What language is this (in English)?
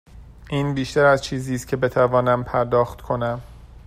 Persian